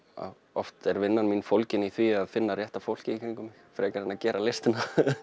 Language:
Icelandic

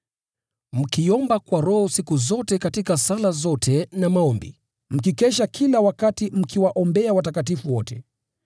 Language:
Swahili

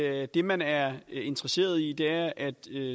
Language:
Danish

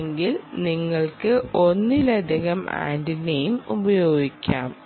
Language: Malayalam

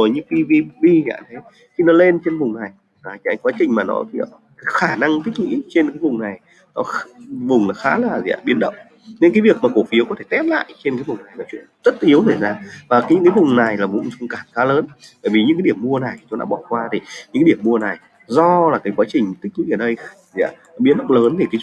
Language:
Vietnamese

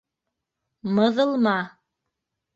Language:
Bashkir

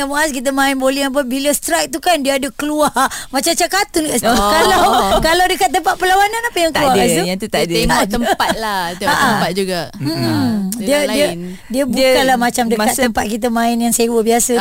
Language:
Malay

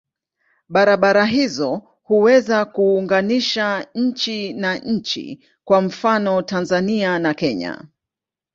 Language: Swahili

